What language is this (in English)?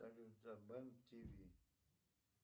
Russian